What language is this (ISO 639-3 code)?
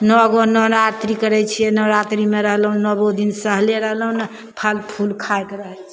mai